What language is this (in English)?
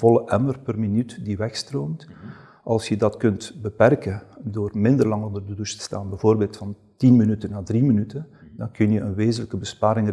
Dutch